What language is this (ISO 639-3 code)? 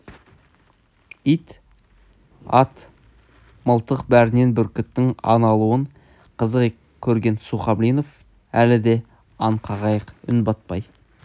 kaz